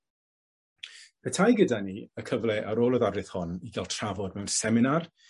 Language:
Welsh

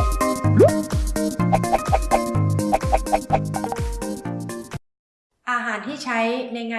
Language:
Thai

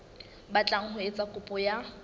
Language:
Southern Sotho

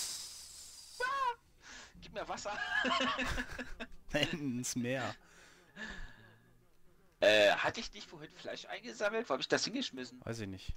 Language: German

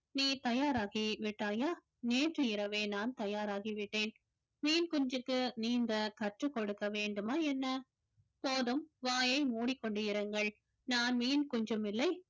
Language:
Tamil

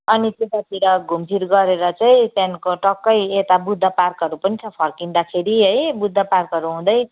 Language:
Nepali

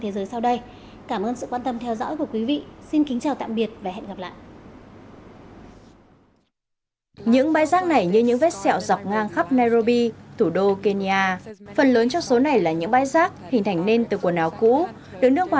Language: Vietnamese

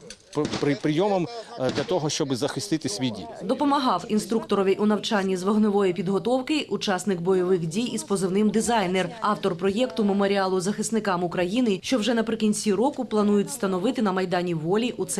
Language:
Ukrainian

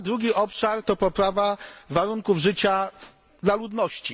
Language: Polish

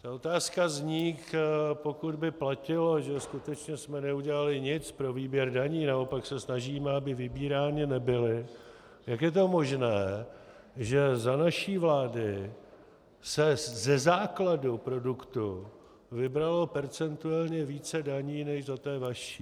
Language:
Czech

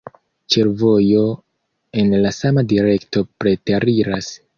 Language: Esperanto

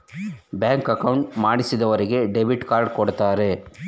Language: Kannada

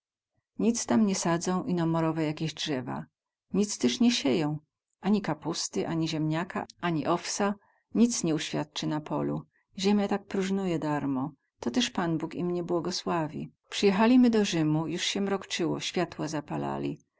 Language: Polish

